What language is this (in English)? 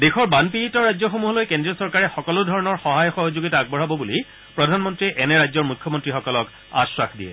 Assamese